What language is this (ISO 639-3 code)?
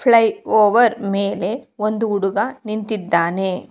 kan